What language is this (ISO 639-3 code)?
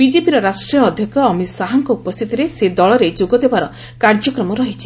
ori